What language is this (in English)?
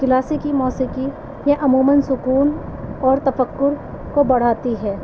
Urdu